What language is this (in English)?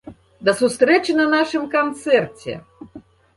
Belarusian